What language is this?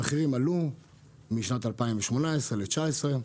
Hebrew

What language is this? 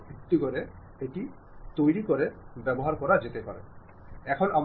Malayalam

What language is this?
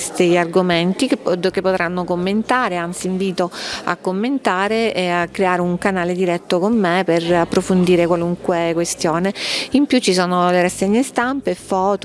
Italian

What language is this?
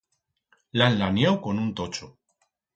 Aragonese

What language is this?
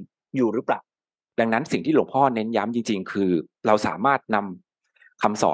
Thai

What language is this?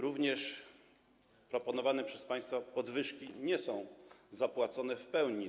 Polish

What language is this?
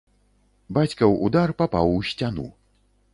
Belarusian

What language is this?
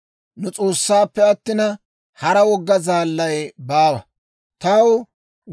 Dawro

